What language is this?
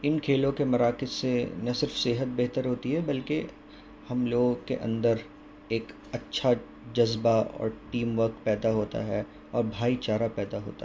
Urdu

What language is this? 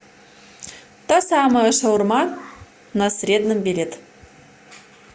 Russian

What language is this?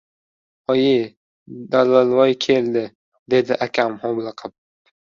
Uzbek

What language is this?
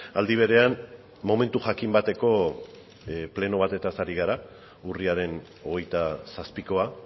Basque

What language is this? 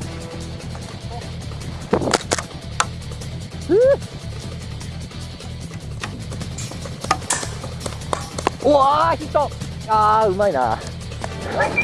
Japanese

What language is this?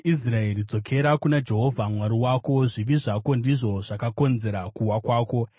Shona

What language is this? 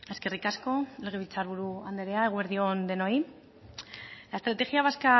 Basque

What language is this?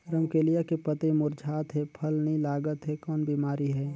Chhattisgarhi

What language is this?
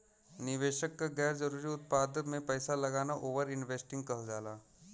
Bhojpuri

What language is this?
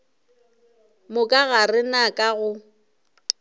Northern Sotho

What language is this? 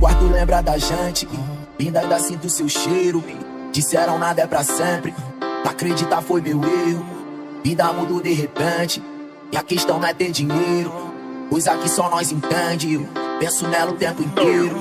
Portuguese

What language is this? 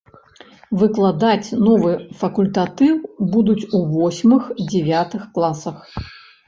Belarusian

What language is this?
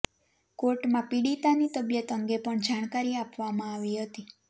Gujarati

